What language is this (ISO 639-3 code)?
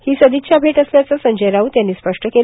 mar